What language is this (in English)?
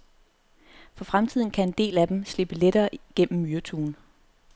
Danish